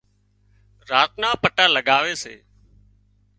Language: Wadiyara Koli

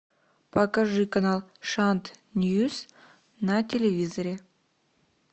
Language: Russian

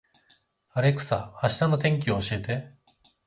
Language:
Japanese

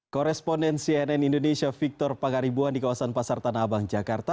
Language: Indonesian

